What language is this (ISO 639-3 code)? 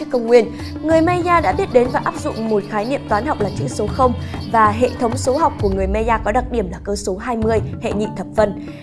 vie